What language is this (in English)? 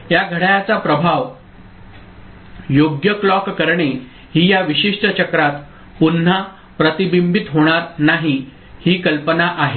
Marathi